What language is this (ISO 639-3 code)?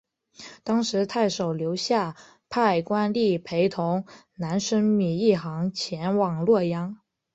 zho